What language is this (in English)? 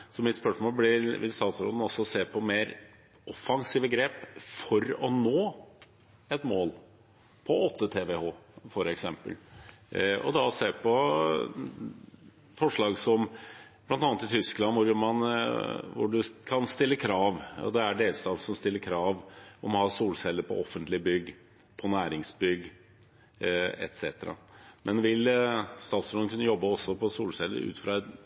Norwegian Bokmål